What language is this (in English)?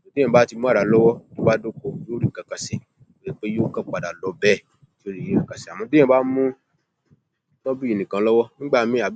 Yoruba